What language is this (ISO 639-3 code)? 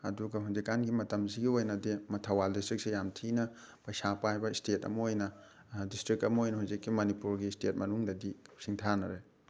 mni